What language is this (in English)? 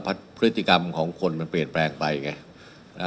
Thai